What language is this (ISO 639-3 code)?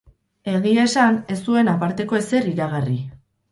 eus